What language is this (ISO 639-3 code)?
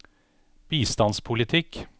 nor